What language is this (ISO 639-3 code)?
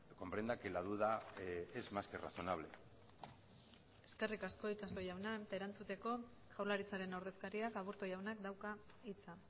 eus